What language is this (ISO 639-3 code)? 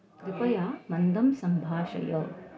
san